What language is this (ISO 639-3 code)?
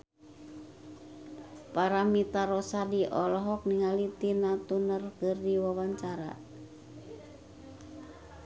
sun